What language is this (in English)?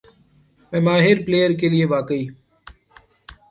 Urdu